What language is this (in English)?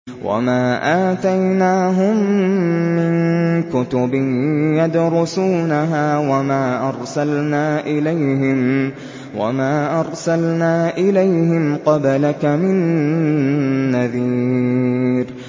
Arabic